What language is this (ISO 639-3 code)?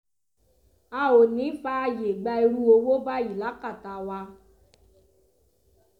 yor